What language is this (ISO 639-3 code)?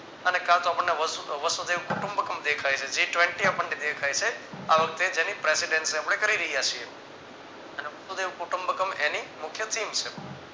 guj